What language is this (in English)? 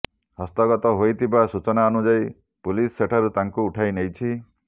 Odia